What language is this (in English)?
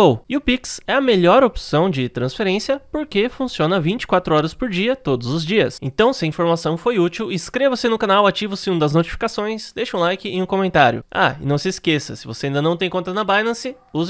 Portuguese